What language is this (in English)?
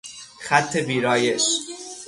Persian